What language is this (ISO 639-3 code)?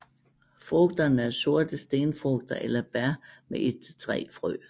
dan